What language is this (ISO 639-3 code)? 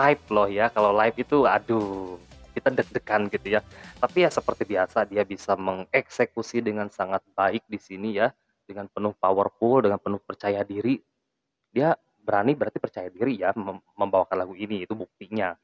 ind